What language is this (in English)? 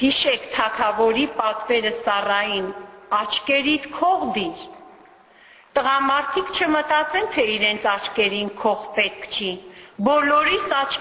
Turkish